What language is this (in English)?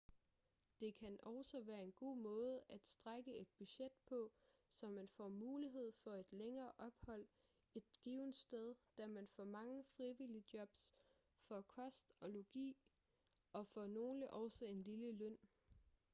Danish